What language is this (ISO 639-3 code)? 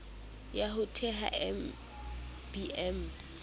sot